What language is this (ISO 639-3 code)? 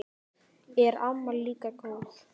isl